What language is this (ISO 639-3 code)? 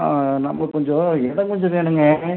tam